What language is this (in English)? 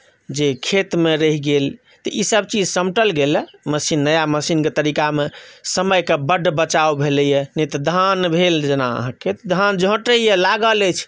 Maithili